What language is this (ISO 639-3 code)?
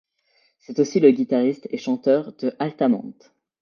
fra